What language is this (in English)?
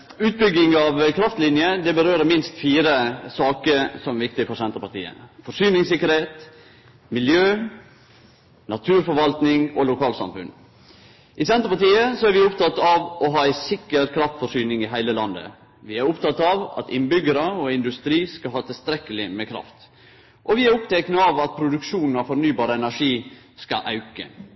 Norwegian Nynorsk